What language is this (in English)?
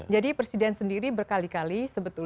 Indonesian